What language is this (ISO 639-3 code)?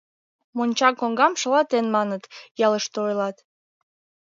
chm